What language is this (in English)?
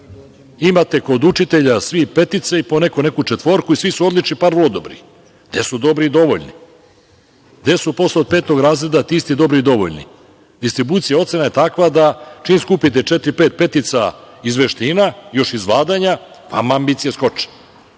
Serbian